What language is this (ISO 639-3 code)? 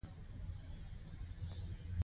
pus